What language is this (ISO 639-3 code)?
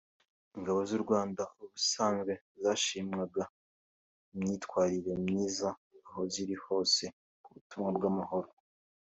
kin